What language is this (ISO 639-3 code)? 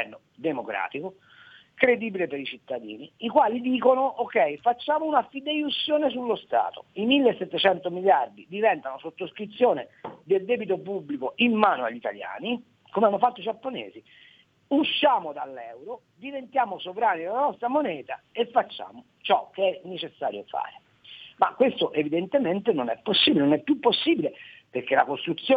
ita